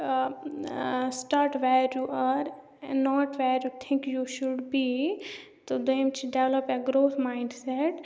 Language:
Kashmiri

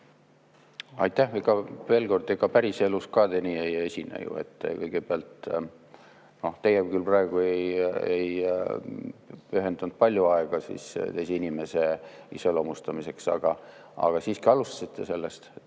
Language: Estonian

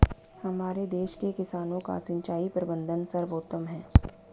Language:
Hindi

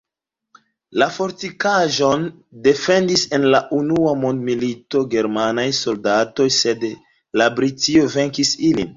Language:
Esperanto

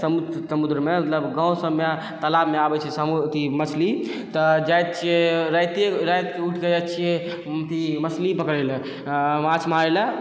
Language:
Maithili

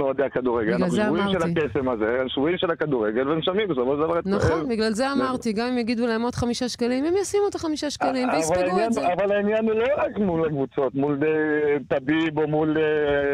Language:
Hebrew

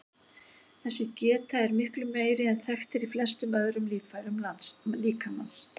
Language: Icelandic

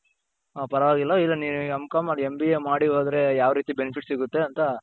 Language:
Kannada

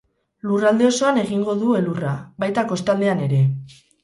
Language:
Basque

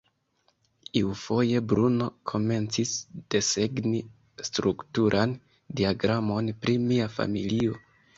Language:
Esperanto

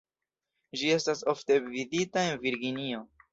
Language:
Esperanto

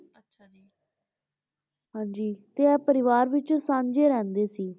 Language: Punjabi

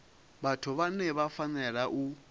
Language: Venda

